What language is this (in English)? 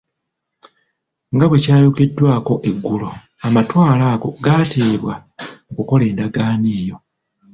Ganda